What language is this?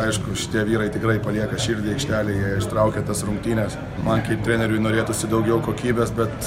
Lithuanian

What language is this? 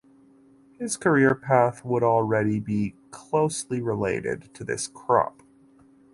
English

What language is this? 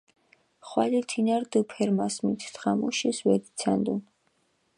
Mingrelian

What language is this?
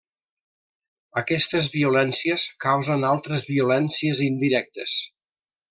Catalan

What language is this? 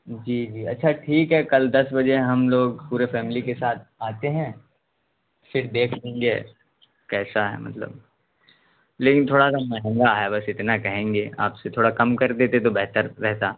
Urdu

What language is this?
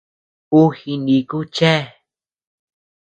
Tepeuxila Cuicatec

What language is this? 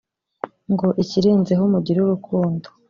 Kinyarwanda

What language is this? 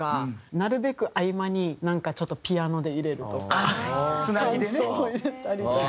Japanese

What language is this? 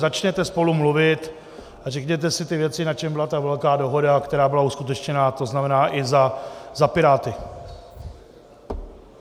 Czech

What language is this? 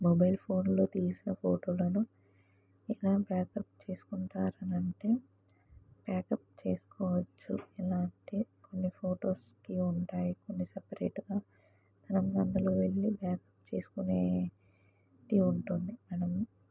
Telugu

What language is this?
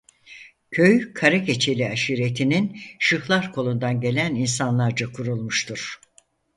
Turkish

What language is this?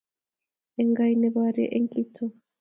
Kalenjin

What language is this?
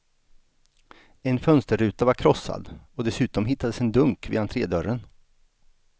Swedish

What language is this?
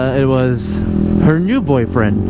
English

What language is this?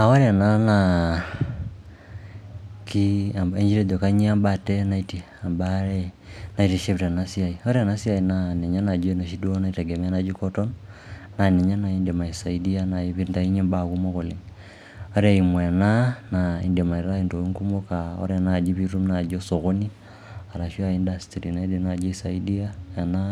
Masai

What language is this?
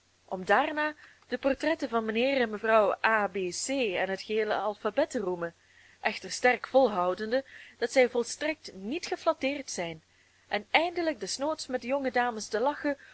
Dutch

